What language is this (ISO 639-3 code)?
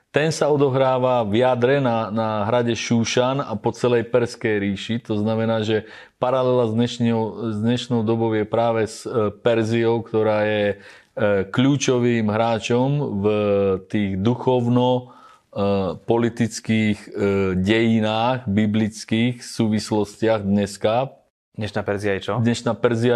slk